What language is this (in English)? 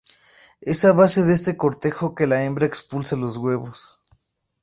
Spanish